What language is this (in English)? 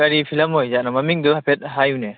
Manipuri